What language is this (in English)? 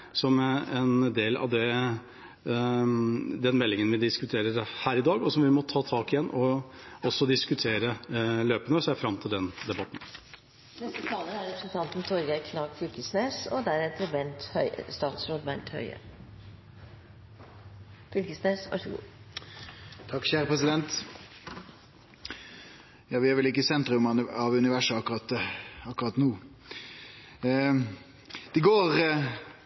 Norwegian